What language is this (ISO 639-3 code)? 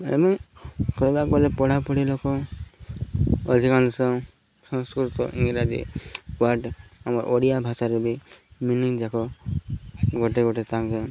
ori